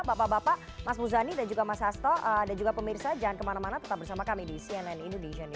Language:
Indonesian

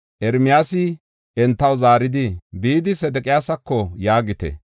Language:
Gofa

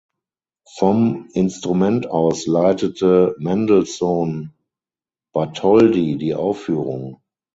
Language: German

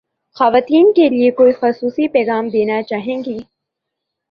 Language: Urdu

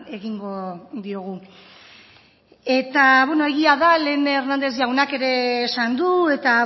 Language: Basque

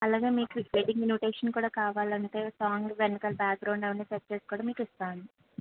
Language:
Telugu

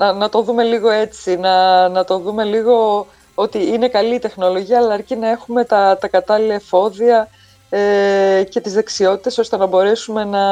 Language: Greek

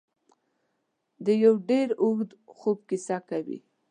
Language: Pashto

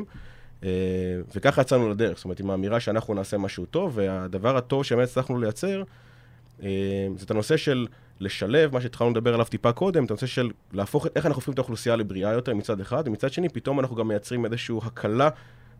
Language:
Hebrew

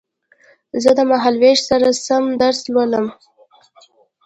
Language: Pashto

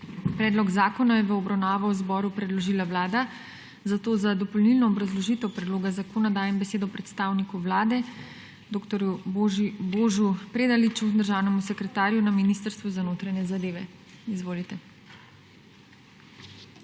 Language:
Slovenian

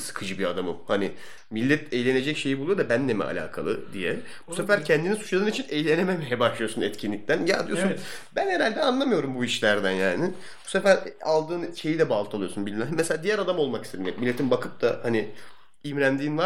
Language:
Turkish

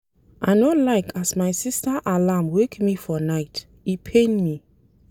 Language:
Nigerian Pidgin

